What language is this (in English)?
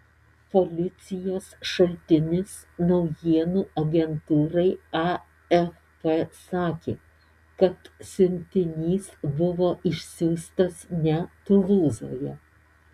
Lithuanian